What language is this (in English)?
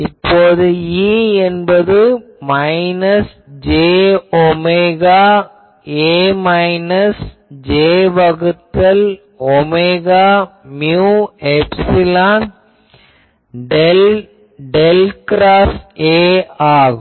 Tamil